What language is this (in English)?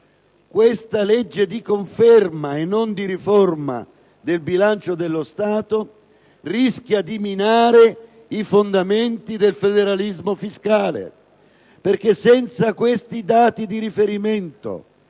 Italian